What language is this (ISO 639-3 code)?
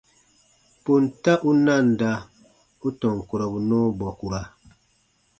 bba